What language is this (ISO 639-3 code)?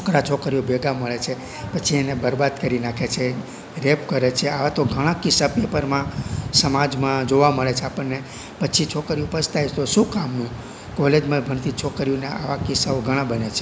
guj